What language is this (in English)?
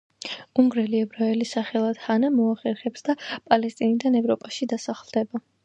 Georgian